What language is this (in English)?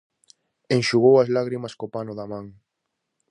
Galician